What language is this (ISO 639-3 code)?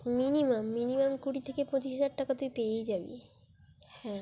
ben